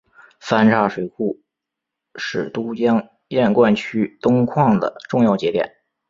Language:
Chinese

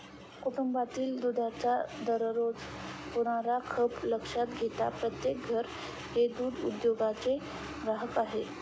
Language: Marathi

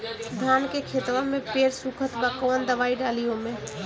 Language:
Bhojpuri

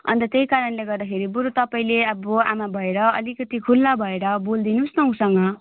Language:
Nepali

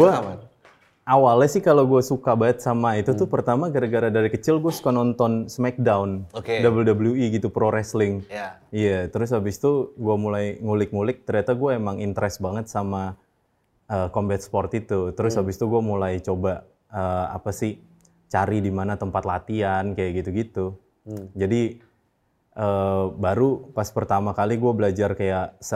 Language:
Indonesian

